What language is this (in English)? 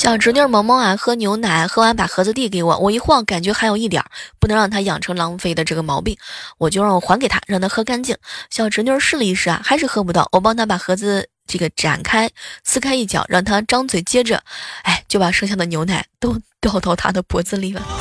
Chinese